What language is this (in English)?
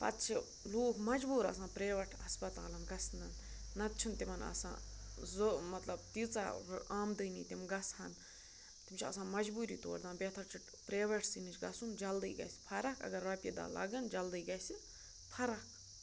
Kashmiri